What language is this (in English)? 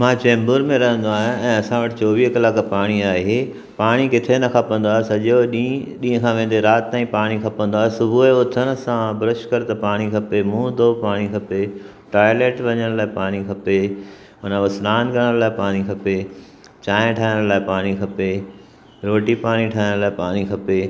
Sindhi